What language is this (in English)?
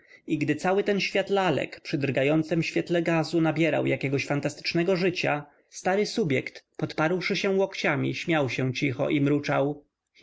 Polish